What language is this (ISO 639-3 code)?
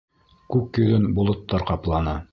bak